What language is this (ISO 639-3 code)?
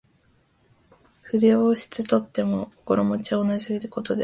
jpn